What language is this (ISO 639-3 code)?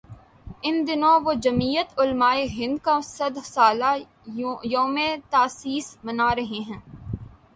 urd